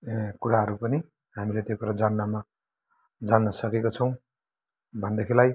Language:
Nepali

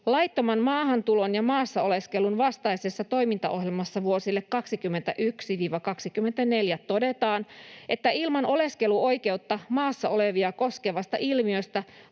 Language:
Finnish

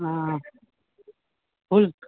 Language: Maithili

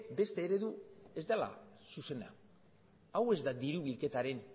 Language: Basque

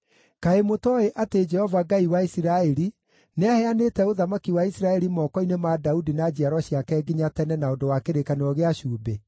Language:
Kikuyu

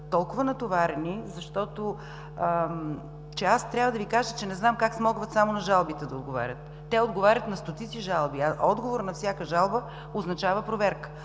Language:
Bulgarian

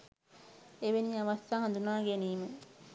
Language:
Sinhala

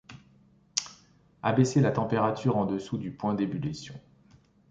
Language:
French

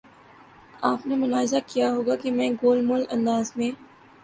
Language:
Urdu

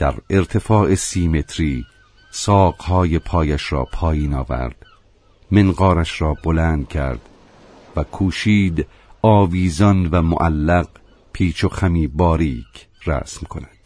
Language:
Persian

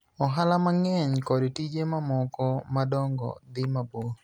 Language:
Luo (Kenya and Tanzania)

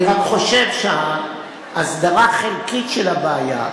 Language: Hebrew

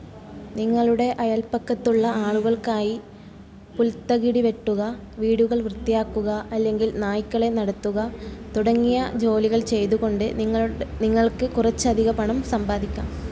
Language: Malayalam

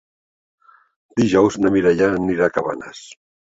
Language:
Catalan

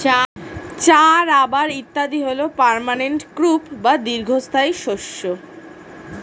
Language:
Bangla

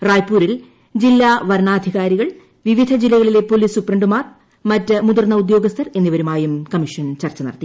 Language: Malayalam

